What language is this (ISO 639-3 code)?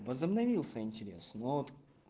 rus